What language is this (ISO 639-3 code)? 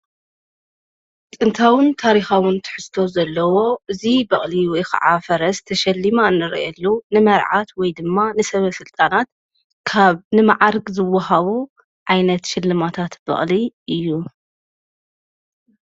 tir